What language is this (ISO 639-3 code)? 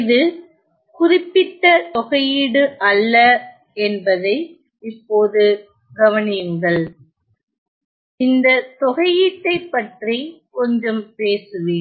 tam